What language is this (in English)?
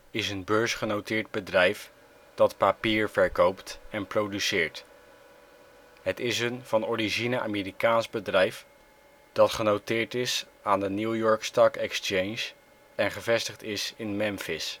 Dutch